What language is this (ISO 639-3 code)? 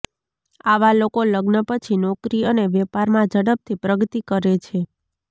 guj